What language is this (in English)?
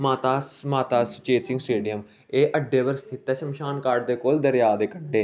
Dogri